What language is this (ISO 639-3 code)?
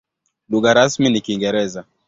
swa